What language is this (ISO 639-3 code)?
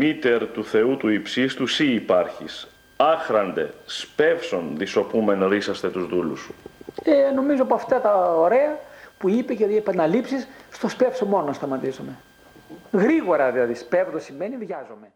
ell